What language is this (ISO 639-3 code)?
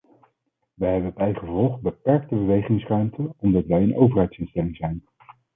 nld